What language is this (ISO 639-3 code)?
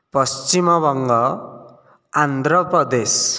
ori